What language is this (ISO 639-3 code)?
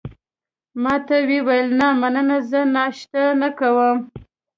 pus